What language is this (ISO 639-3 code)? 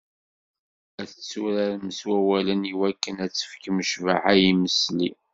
kab